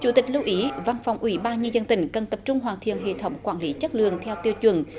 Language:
Vietnamese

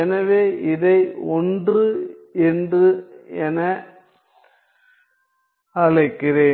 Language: Tamil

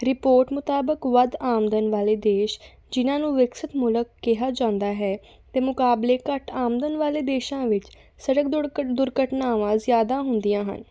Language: Punjabi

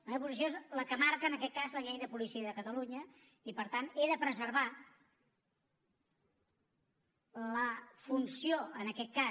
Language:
Catalan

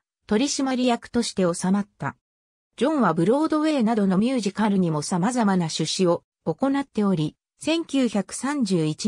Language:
Japanese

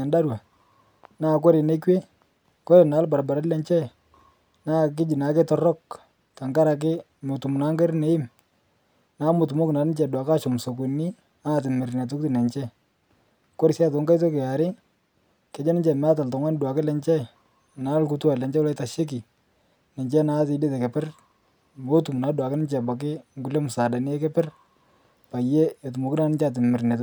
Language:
Masai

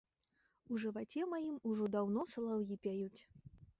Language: Belarusian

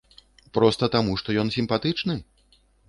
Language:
Belarusian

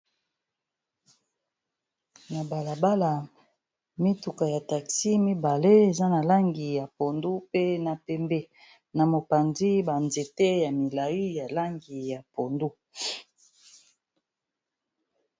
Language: Lingala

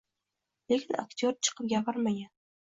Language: Uzbek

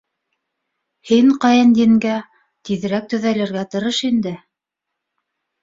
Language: Bashkir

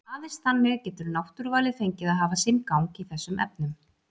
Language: Icelandic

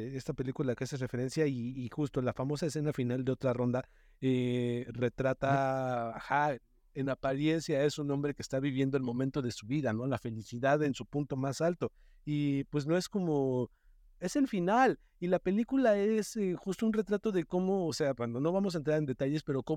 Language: Spanish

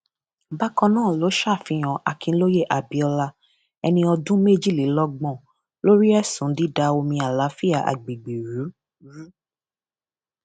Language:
Yoruba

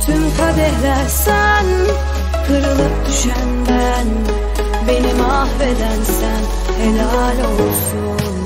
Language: Turkish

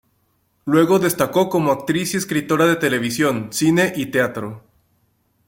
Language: Spanish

